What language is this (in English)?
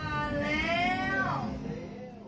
Thai